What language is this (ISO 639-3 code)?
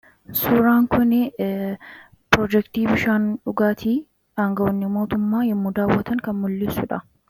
orm